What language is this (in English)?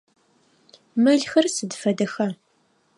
Adyghe